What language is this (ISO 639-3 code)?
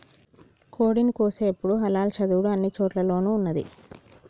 tel